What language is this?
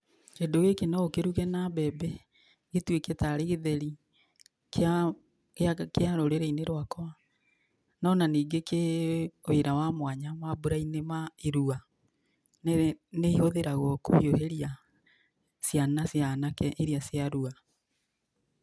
Kikuyu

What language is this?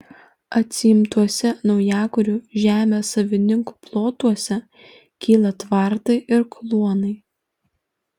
Lithuanian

